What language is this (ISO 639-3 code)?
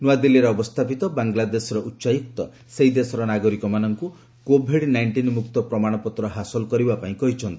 ori